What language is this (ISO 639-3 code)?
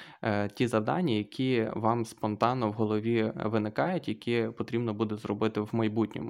ukr